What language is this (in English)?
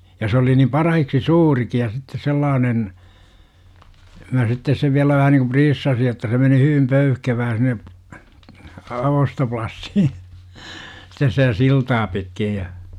Finnish